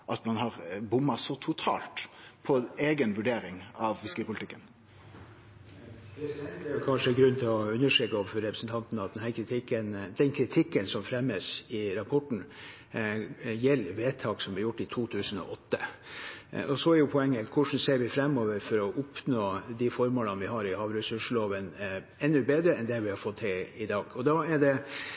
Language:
Norwegian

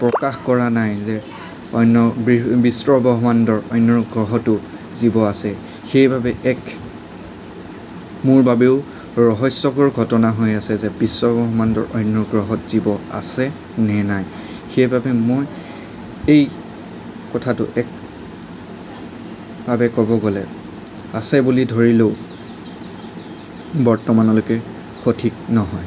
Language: Assamese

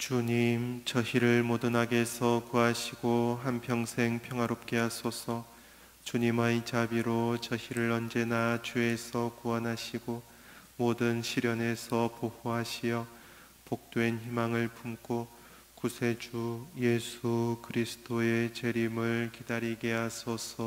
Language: Korean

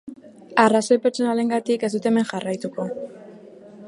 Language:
Basque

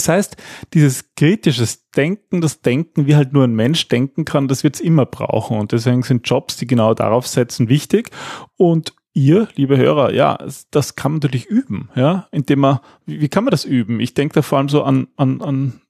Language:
German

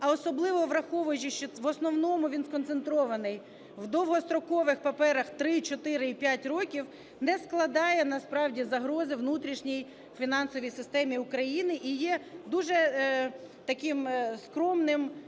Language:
Ukrainian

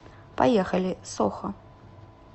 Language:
Russian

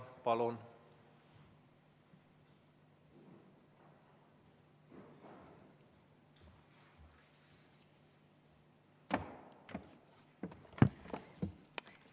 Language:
Estonian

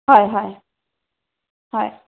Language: Assamese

